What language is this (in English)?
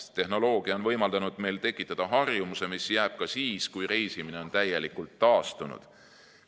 Estonian